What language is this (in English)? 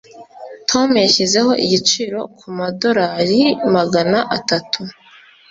Kinyarwanda